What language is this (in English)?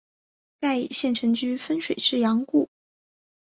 Chinese